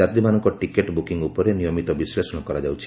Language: Odia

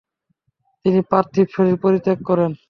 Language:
Bangla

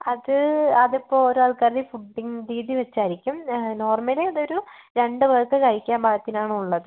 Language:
Malayalam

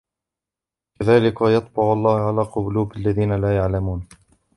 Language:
Arabic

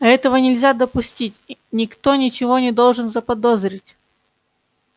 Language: Russian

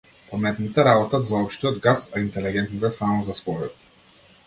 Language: Macedonian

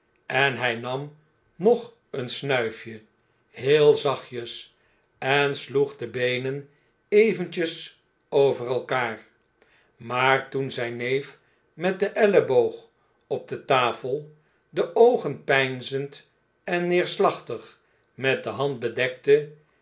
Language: Dutch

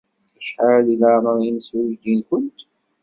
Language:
Kabyle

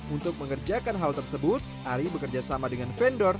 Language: Indonesian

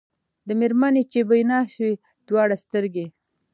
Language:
Pashto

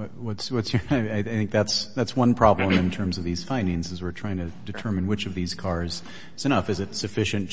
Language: English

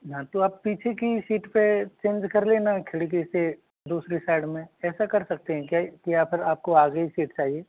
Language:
Hindi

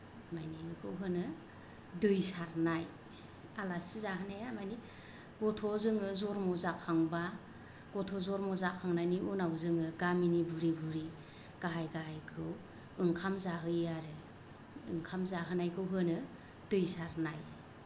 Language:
Bodo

